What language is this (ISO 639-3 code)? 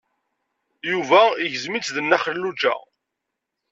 kab